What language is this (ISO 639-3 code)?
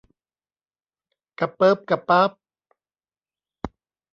tha